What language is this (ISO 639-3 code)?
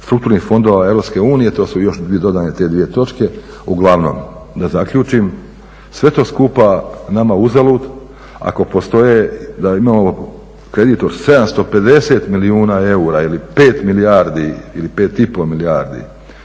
hrv